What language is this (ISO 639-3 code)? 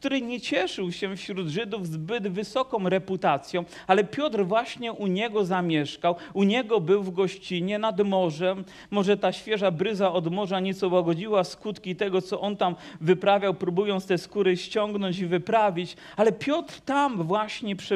pol